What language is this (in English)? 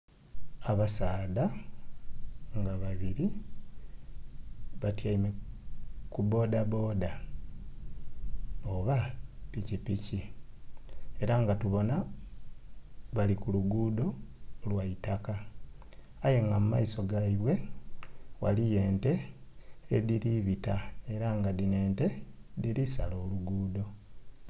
Soga